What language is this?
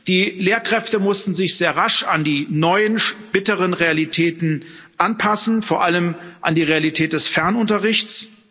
German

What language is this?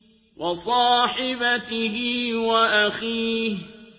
Arabic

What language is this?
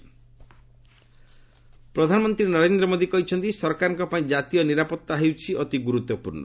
Odia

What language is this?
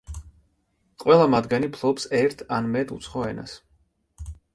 Georgian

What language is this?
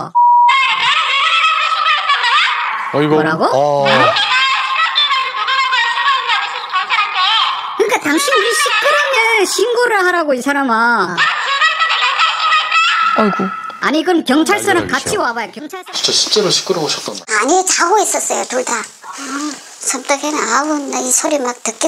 Korean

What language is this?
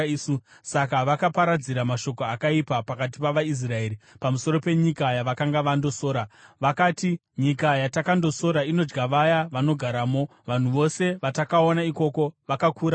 Shona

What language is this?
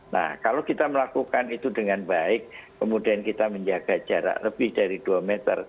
Indonesian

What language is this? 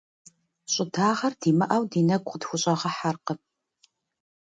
Kabardian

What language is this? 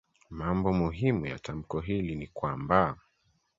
Swahili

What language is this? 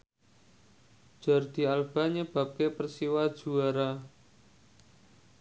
Javanese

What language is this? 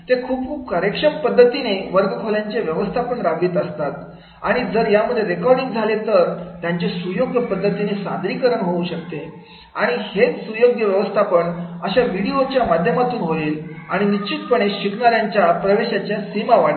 Marathi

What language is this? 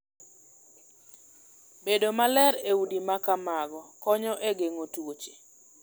Luo (Kenya and Tanzania)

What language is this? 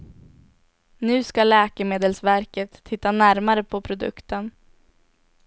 Swedish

